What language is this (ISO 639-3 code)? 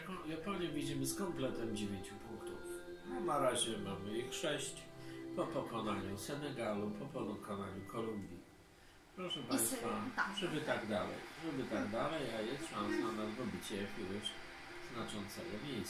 pol